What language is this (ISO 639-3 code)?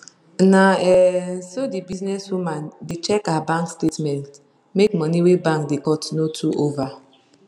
pcm